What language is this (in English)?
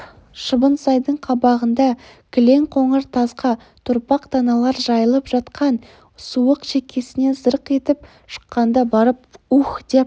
Kazakh